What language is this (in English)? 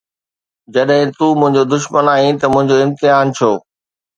Sindhi